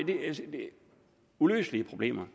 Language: Danish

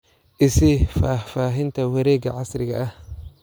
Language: Somali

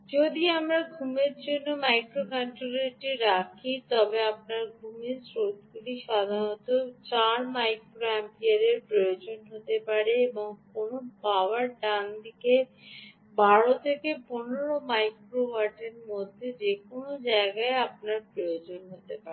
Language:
Bangla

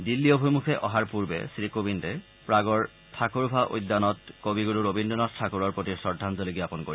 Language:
Assamese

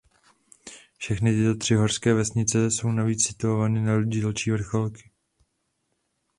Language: Czech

